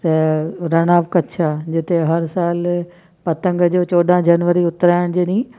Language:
Sindhi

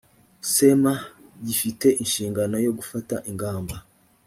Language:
Kinyarwanda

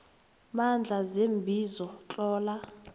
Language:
South Ndebele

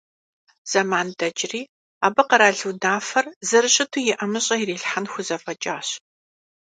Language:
Kabardian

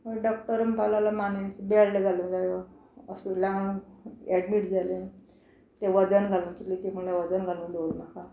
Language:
Konkani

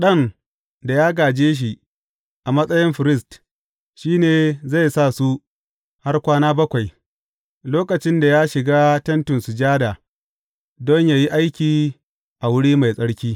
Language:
Hausa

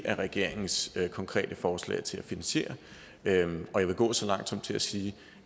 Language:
Danish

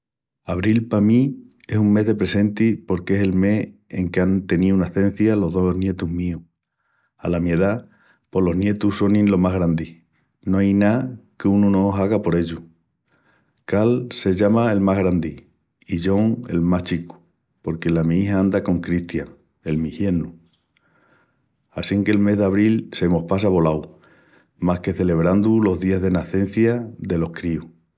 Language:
Extremaduran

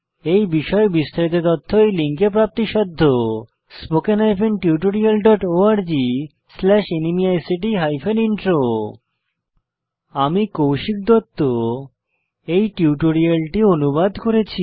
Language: Bangla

